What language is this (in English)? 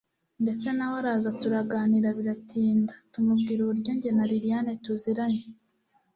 Kinyarwanda